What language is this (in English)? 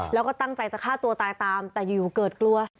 Thai